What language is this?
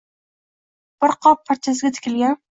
Uzbek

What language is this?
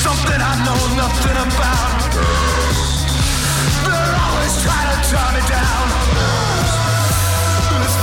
Italian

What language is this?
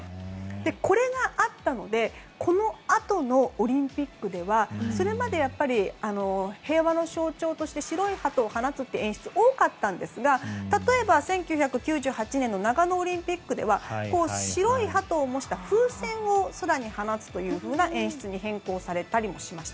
Japanese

